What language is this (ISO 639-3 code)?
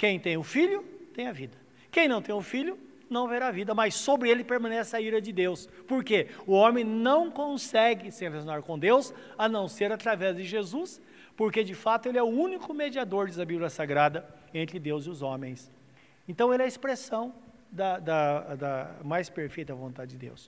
por